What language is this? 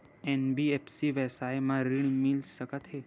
Chhattisgarhi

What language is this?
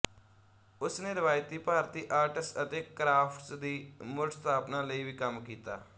Punjabi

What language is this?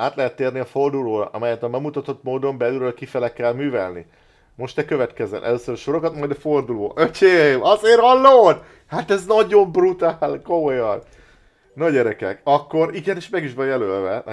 Hungarian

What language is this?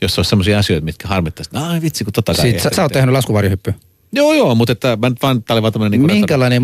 Finnish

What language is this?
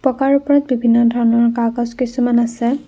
Assamese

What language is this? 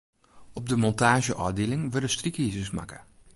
Western Frisian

